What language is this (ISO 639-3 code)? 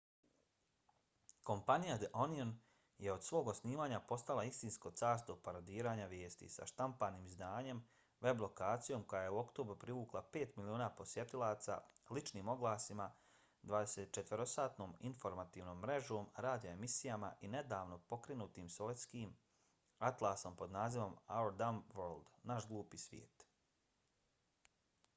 bos